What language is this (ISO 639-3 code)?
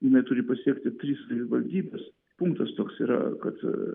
lit